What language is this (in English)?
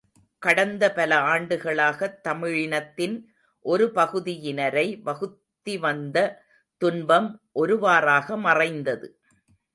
Tamil